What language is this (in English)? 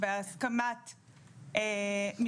Hebrew